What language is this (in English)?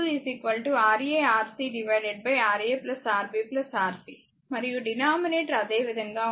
Telugu